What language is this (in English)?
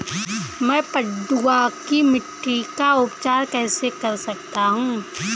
Hindi